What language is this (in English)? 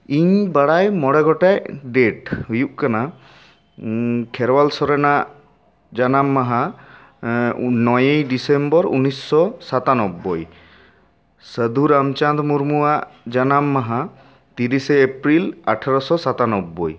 Santali